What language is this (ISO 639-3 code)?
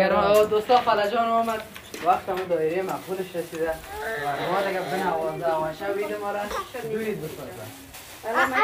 fas